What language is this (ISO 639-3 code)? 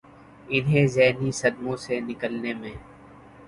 urd